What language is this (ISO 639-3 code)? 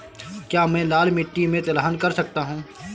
hin